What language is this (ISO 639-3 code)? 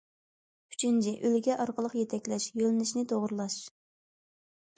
uig